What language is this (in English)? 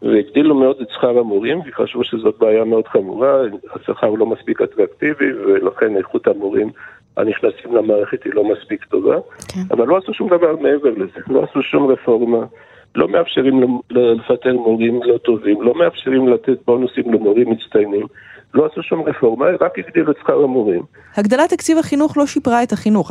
Hebrew